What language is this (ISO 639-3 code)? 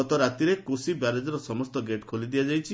ori